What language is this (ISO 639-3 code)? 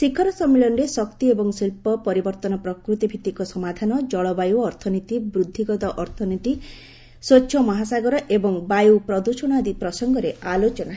ori